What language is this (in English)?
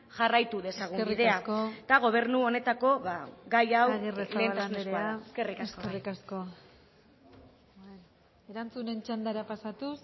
Basque